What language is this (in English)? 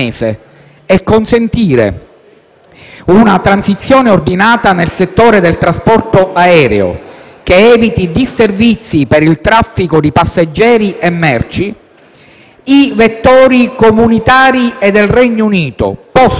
Italian